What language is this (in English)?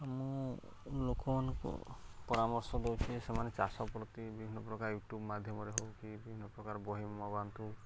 Odia